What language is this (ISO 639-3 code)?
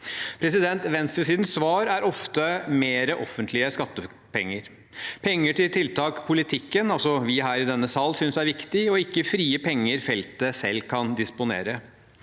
nor